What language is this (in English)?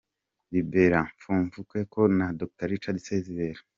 Kinyarwanda